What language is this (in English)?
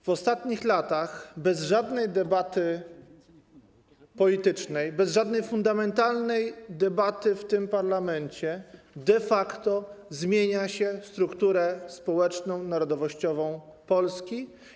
Polish